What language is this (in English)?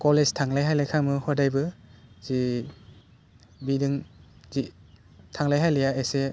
Bodo